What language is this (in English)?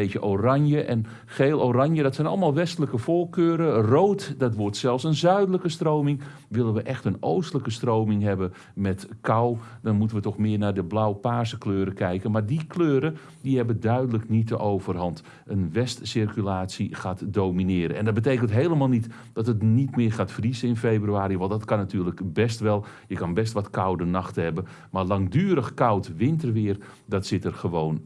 Dutch